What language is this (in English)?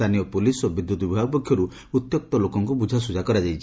Odia